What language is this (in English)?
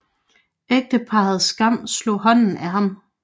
Danish